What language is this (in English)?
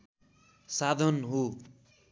Nepali